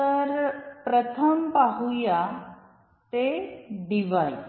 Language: Marathi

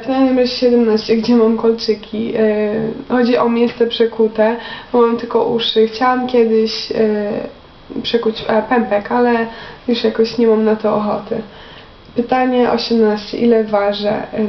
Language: Polish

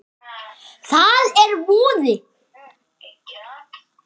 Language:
Icelandic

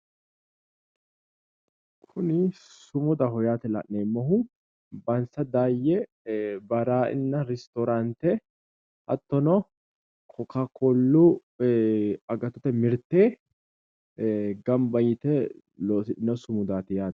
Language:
Sidamo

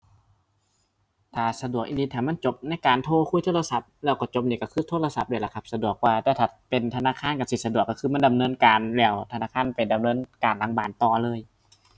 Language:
Thai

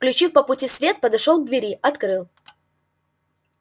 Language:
Russian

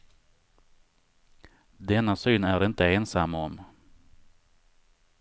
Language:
Swedish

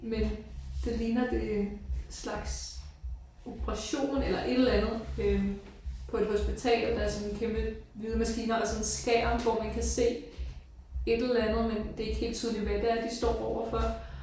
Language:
Danish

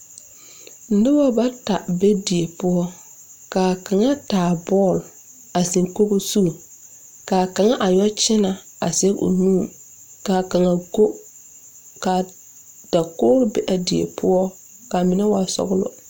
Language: Southern Dagaare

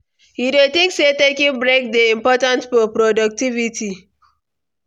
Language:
Nigerian Pidgin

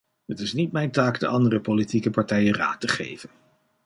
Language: Dutch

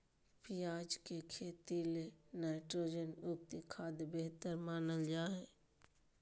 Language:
Magahi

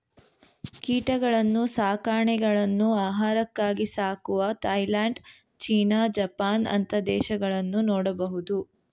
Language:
Kannada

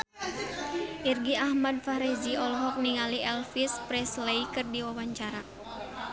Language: Sundanese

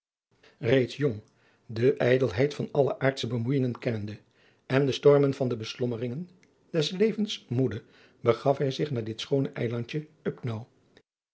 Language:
Dutch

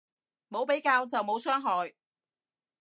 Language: Cantonese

